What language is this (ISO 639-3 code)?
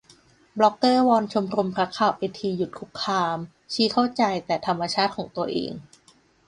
tha